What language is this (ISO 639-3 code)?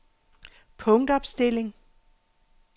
dan